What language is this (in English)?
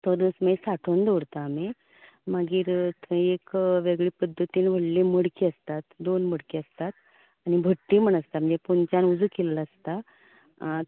Konkani